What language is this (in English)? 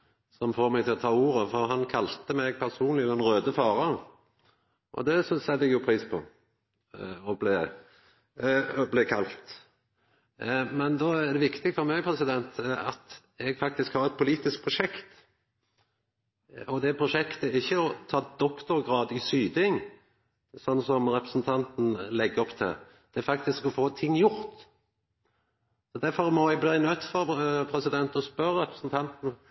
Norwegian Nynorsk